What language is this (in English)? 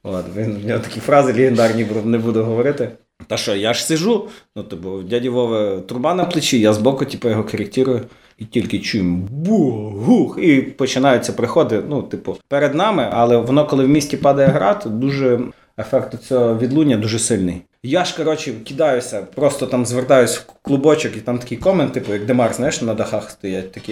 Ukrainian